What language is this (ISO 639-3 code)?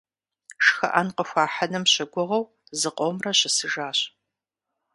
kbd